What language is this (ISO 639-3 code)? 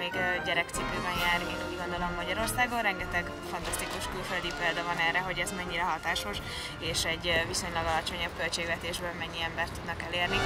hun